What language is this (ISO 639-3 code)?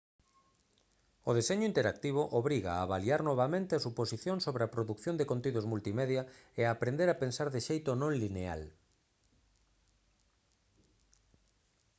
glg